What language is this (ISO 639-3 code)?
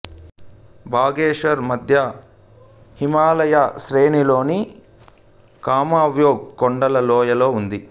tel